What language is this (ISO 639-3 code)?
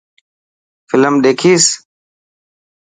mki